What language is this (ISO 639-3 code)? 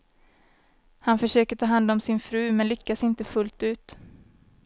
swe